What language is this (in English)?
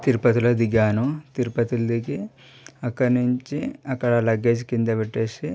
Telugu